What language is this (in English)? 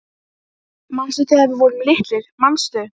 Icelandic